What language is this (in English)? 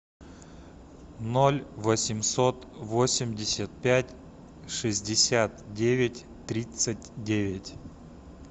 Russian